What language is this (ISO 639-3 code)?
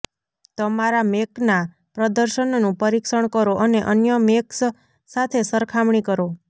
guj